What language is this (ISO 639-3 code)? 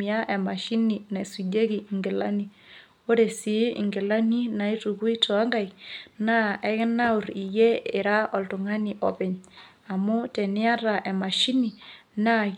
mas